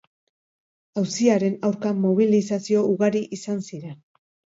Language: Basque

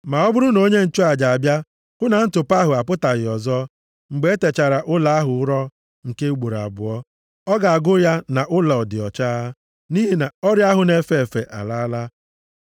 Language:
Igbo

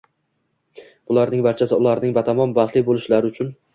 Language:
Uzbek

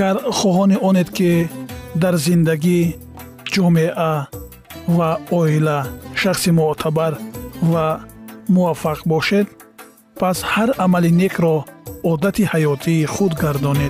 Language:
Persian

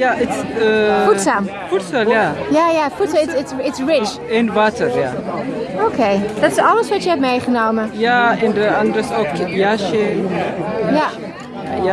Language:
Dutch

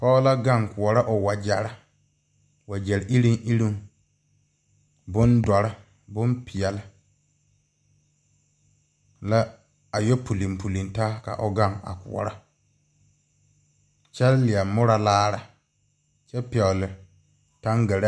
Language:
Southern Dagaare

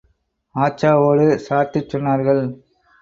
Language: Tamil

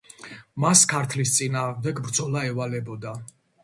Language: Georgian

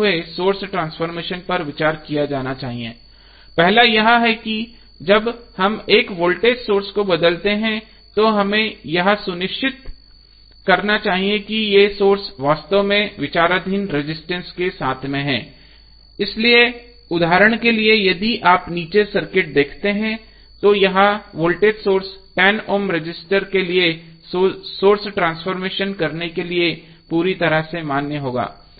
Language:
Hindi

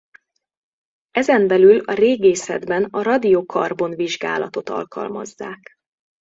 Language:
Hungarian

